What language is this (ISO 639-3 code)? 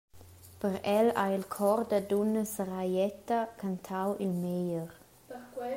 roh